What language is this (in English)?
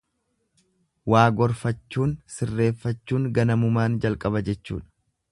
Oromo